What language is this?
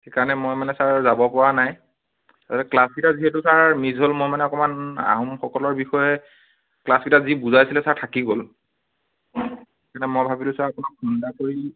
Assamese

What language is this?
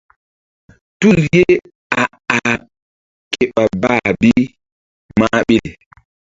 Mbum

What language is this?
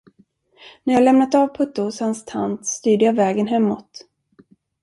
Swedish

